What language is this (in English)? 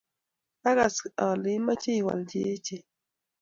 Kalenjin